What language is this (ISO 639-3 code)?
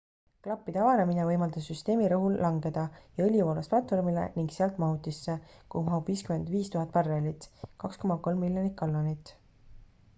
est